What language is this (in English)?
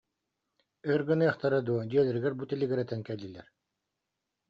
Yakut